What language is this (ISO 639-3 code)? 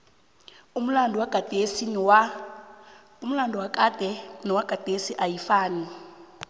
nbl